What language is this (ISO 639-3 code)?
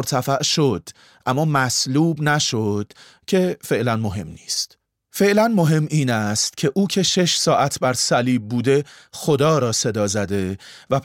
fas